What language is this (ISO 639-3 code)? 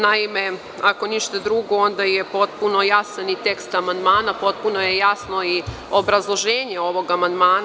srp